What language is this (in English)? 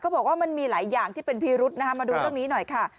Thai